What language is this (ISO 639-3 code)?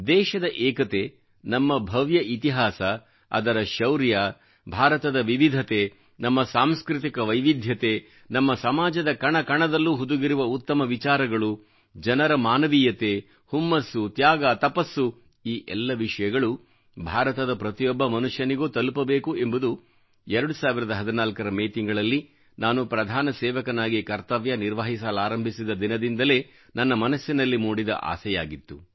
kan